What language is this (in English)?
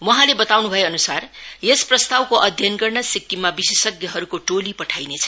Nepali